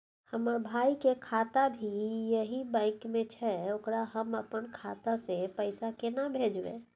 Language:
Maithili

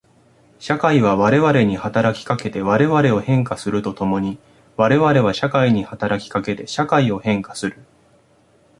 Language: Japanese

